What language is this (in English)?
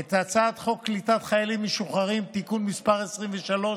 Hebrew